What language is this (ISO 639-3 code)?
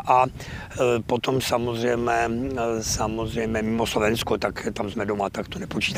ces